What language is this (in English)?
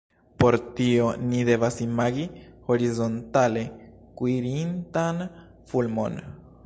Esperanto